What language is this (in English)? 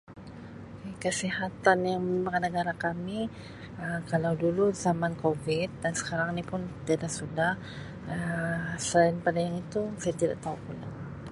Sabah Malay